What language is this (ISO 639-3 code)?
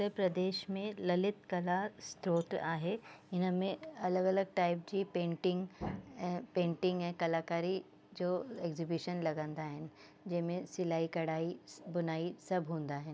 snd